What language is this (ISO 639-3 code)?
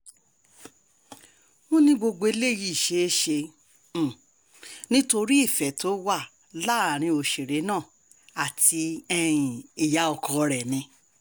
yor